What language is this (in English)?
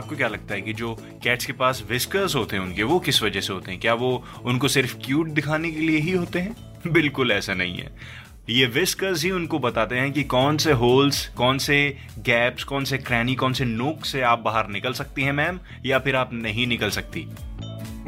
Hindi